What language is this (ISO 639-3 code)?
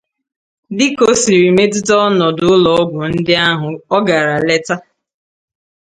ibo